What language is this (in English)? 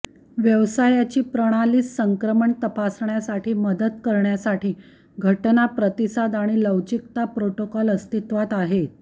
Marathi